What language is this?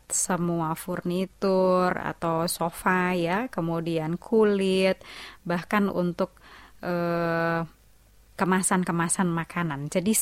Indonesian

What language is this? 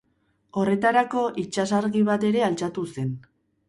Basque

